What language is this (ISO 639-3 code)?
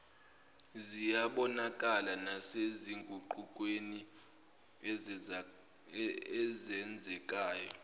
zul